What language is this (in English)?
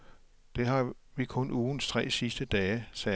Danish